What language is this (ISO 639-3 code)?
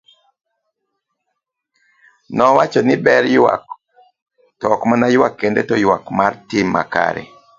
luo